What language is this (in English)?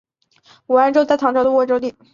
Chinese